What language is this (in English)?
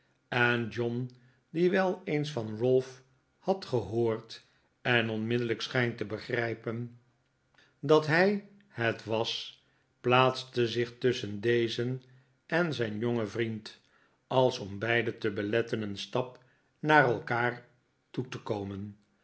Dutch